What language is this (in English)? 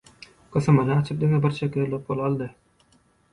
Turkmen